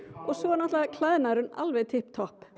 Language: Icelandic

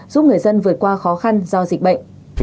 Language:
Vietnamese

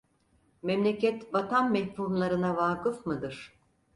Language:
Turkish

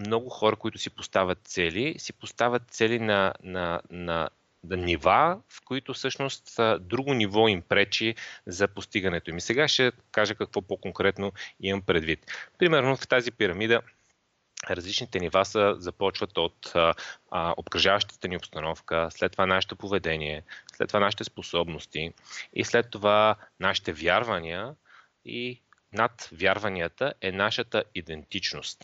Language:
Bulgarian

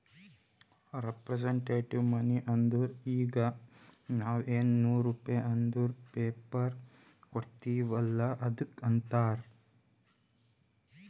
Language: Kannada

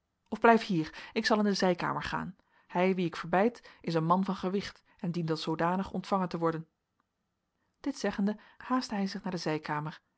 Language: Dutch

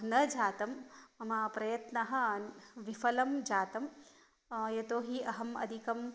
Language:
Sanskrit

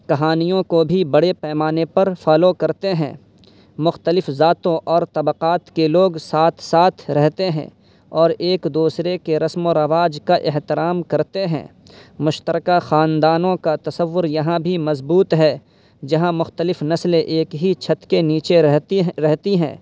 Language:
Urdu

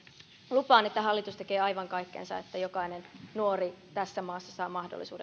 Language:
Finnish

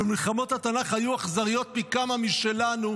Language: Hebrew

